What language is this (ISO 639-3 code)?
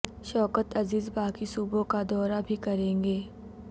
urd